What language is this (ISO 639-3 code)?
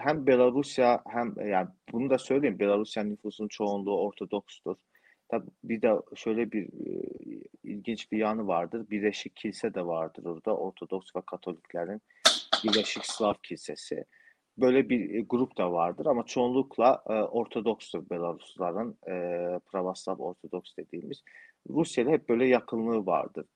tur